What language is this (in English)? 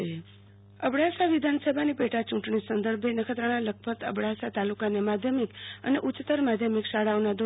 Gujarati